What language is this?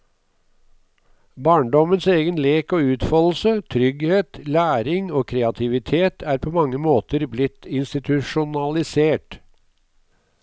Norwegian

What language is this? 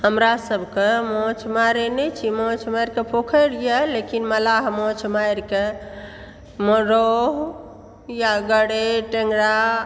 Maithili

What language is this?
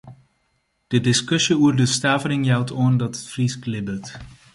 Western Frisian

